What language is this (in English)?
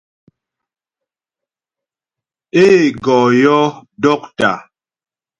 Ghomala